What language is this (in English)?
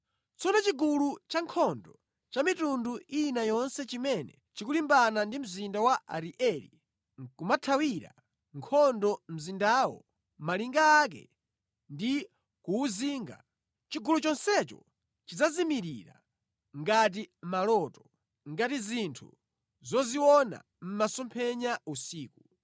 Nyanja